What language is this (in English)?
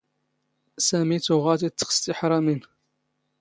Standard Moroccan Tamazight